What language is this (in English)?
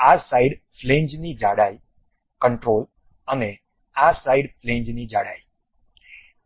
Gujarati